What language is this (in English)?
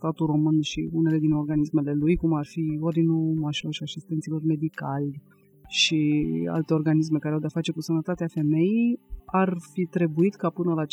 Romanian